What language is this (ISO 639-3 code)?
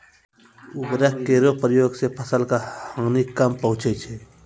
mai